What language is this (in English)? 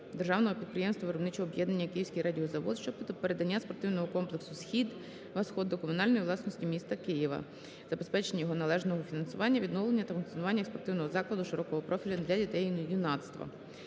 Ukrainian